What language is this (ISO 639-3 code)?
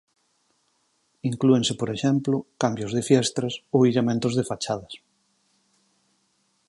glg